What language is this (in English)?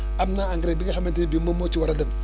Wolof